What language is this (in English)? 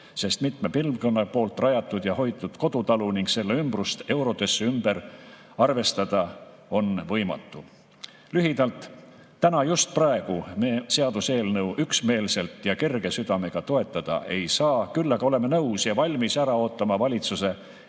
Estonian